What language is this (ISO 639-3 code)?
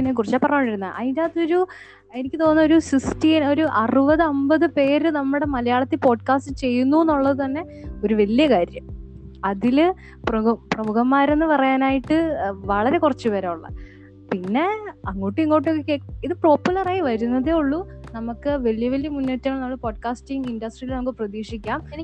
mal